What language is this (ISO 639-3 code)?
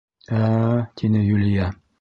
bak